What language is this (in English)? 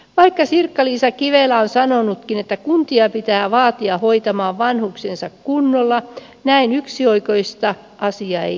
Finnish